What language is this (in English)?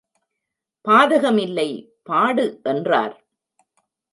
Tamil